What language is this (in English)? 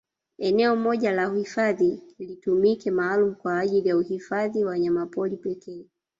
Swahili